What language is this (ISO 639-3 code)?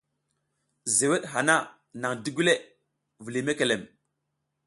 giz